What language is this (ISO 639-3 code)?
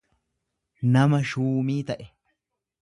orm